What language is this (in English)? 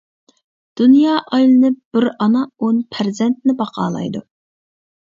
Uyghur